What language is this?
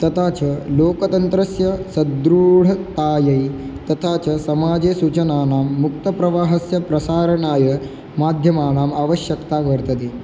Sanskrit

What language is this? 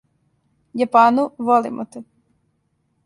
Serbian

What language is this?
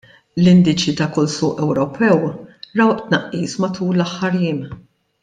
Maltese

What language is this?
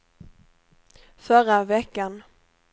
Swedish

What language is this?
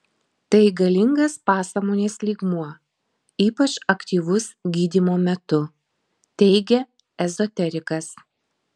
Lithuanian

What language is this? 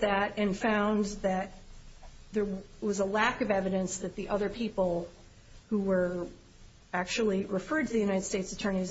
English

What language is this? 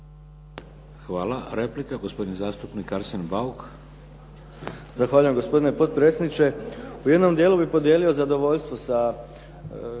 Croatian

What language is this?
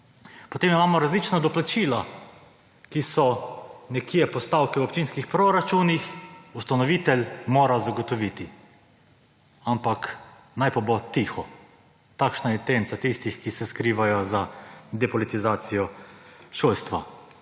Slovenian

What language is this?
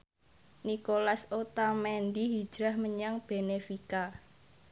Javanese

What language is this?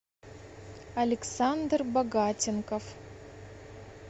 Russian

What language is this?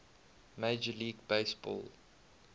English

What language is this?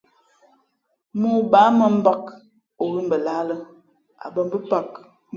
Fe'fe'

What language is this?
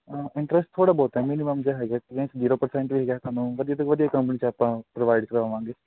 Punjabi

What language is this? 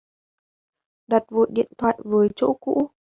Vietnamese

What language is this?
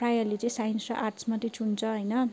Nepali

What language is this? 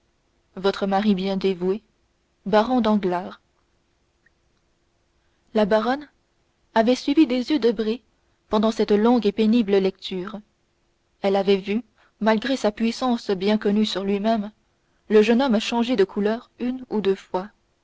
French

